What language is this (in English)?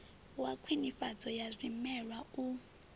Venda